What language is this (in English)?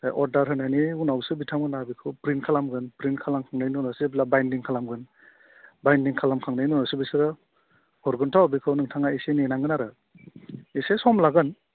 Bodo